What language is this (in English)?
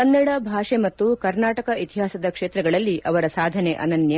Kannada